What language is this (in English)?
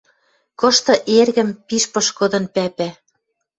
Western Mari